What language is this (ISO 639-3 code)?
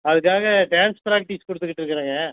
tam